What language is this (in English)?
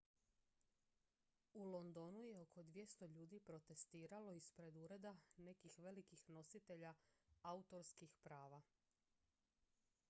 Croatian